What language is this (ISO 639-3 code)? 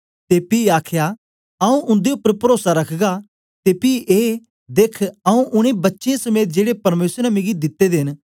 doi